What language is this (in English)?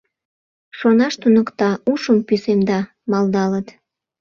Mari